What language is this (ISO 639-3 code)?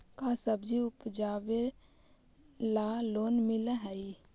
mag